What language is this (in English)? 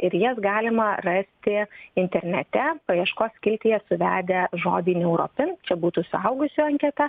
Lithuanian